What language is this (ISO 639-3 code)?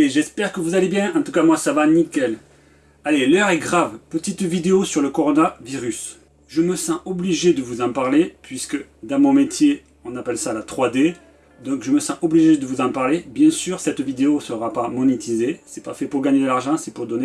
fra